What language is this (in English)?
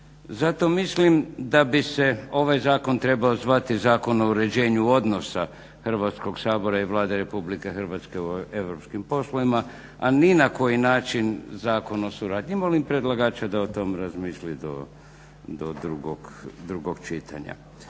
Croatian